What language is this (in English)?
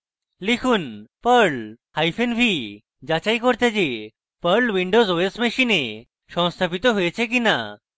Bangla